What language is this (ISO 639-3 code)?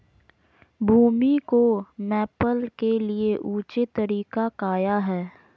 mag